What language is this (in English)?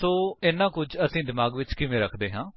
Punjabi